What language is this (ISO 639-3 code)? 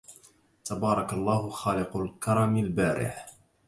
ara